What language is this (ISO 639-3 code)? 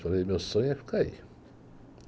por